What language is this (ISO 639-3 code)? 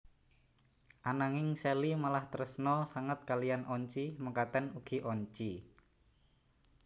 jav